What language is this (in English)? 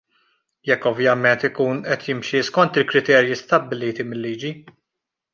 Maltese